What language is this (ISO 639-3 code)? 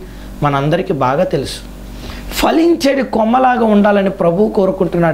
ind